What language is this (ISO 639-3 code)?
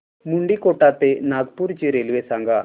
mar